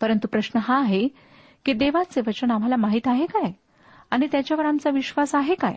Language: Marathi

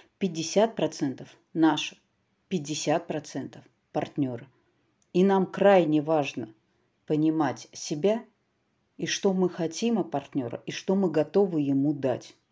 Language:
Russian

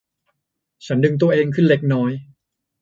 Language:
Thai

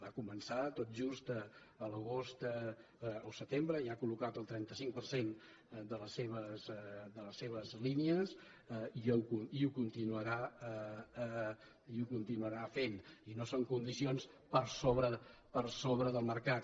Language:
Catalan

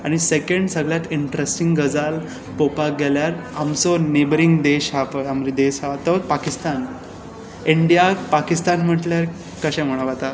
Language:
Konkani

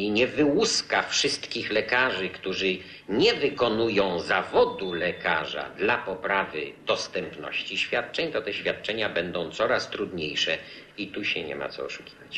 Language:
Polish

